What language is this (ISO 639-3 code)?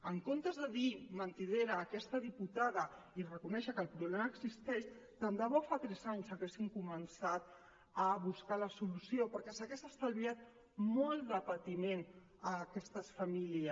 cat